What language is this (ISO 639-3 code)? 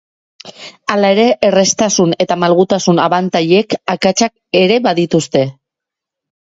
eus